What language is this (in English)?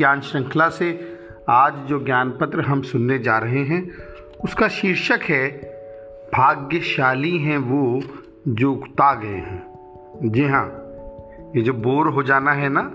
Hindi